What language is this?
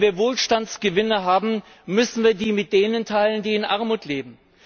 German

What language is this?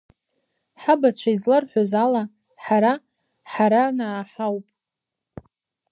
Abkhazian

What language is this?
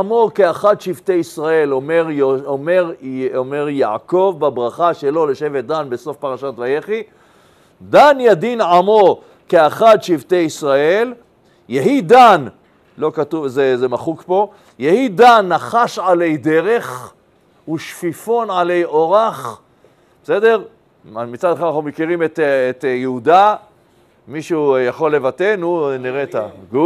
Hebrew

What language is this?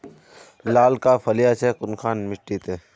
Magahi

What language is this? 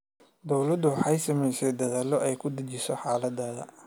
Somali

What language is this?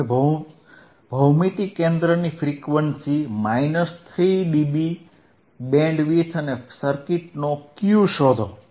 Gujarati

